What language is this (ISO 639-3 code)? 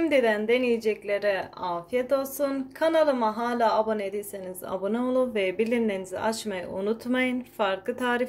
tur